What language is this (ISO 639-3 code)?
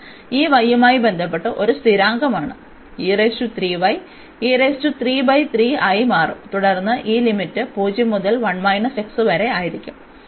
mal